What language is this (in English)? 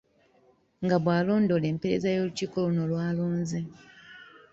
Ganda